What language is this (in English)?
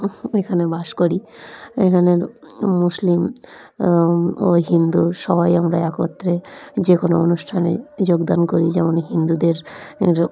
Bangla